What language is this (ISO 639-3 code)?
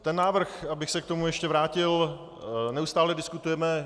ces